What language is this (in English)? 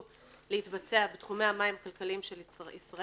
Hebrew